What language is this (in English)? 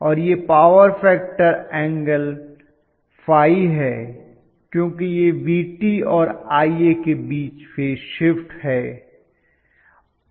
Hindi